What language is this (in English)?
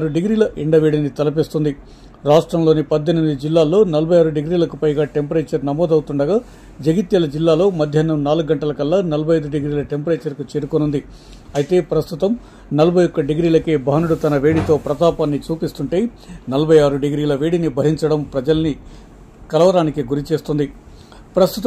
Telugu